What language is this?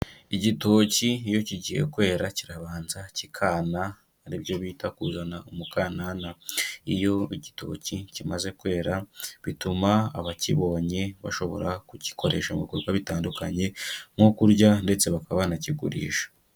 Kinyarwanda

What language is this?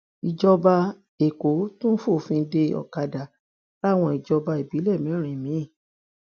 Yoruba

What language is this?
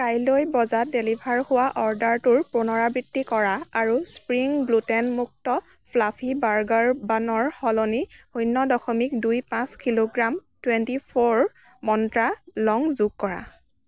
Assamese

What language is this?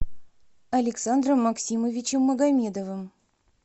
Russian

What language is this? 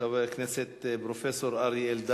Hebrew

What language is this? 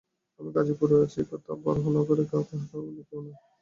Bangla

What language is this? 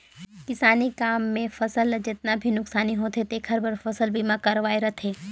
Chhattisgarhi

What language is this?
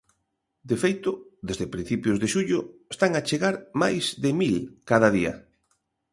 Galician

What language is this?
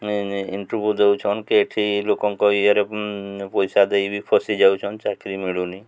Odia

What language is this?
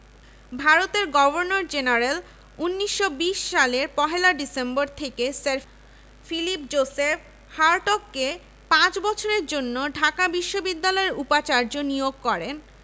Bangla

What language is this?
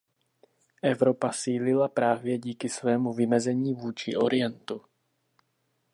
Czech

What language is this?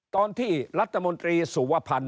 Thai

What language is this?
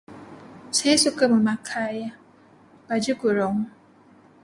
Malay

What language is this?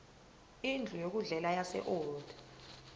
Zulu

